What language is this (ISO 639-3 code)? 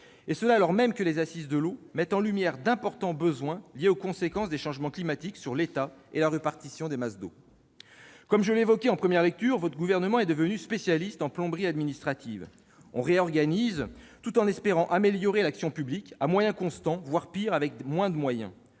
fra